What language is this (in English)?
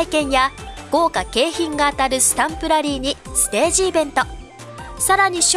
Japanese